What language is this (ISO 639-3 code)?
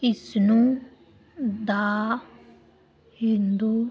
pan